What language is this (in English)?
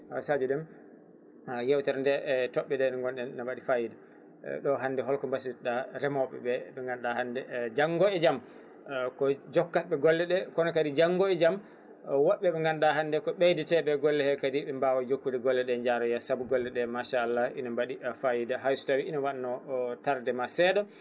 Fula